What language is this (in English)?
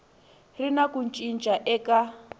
Tsonga